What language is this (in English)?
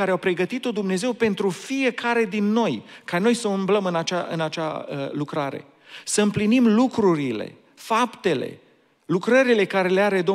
Romanian